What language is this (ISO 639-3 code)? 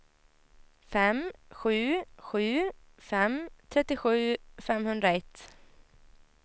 swe